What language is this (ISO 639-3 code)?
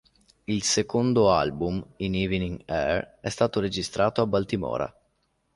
ita